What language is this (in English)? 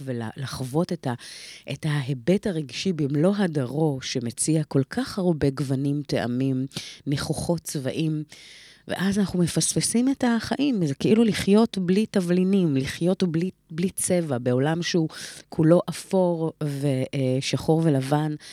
Hebrew